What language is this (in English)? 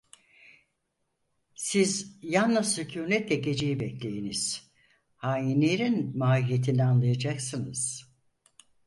Turkish